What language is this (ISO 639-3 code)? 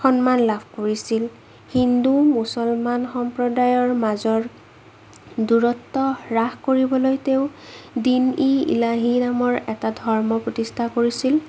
asm